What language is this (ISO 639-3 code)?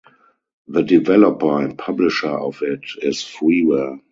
eng